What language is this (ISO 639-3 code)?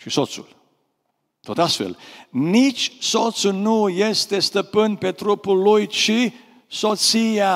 ron